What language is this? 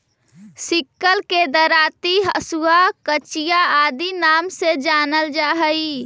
Magahi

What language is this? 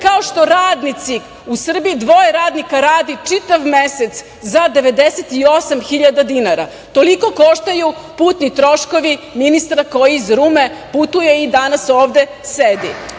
Serbian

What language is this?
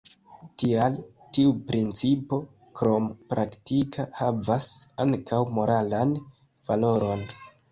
Esperanto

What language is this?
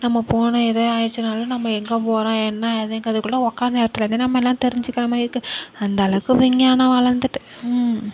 Tamil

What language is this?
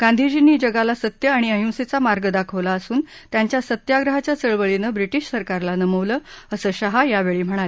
Marathi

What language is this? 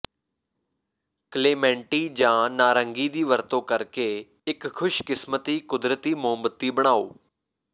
Punjabi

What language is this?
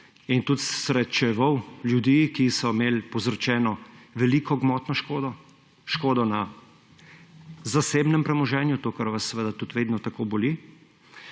Slovenian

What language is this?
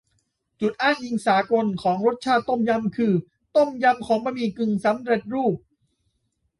Thai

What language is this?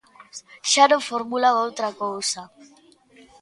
Galician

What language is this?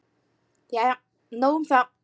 Icelandic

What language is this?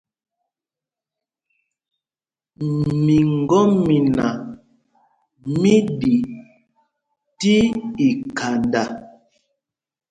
Mpumpong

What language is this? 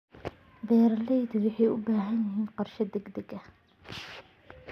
Somali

